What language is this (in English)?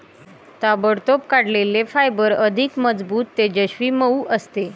Marathi